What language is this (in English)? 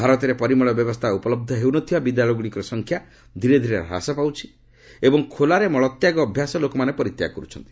Odia